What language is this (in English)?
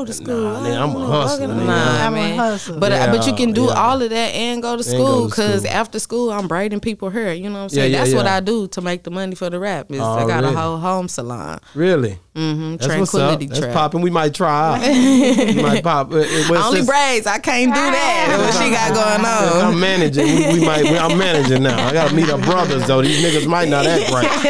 English